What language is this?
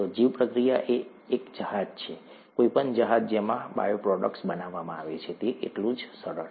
Gujarati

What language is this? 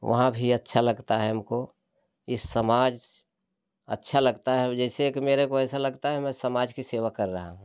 Hindi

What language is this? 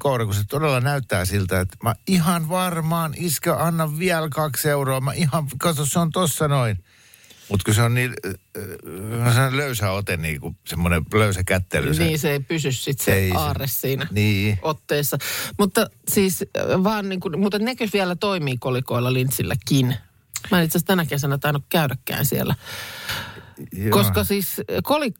Finnish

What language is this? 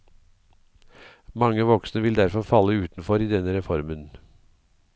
Norwegian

